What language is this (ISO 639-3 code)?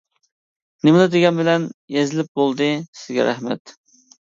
uig